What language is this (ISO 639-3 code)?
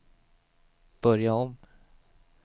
swe